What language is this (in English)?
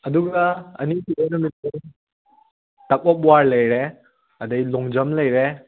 Manipuri